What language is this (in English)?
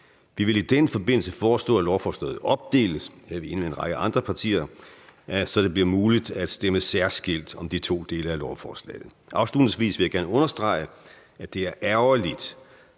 Danish